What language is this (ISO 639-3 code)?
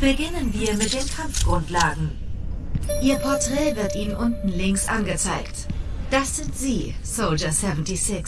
deu